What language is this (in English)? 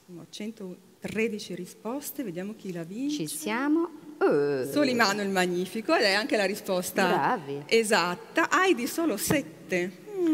Italian